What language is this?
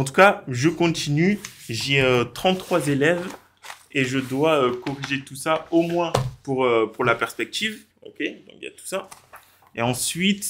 French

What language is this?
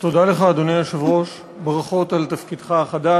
Hebrew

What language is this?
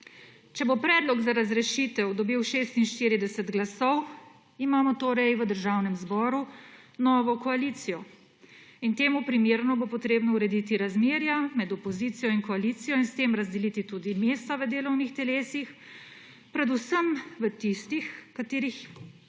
Slovenian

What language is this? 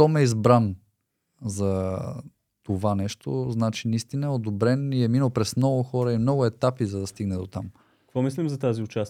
Bulgarian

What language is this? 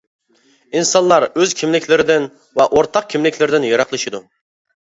Uyghur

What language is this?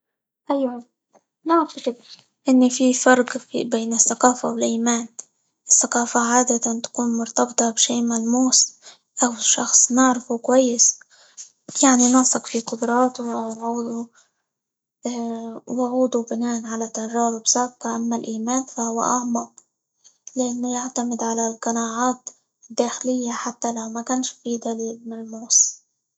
Libyan Arabic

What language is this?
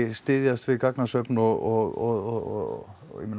Icelandic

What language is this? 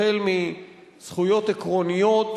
Hebrew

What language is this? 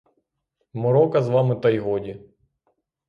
Ukrainian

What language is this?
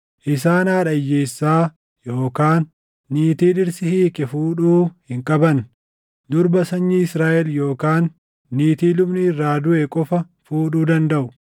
Oromo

